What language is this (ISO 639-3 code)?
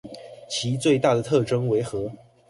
zho